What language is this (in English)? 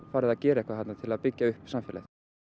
Icelandic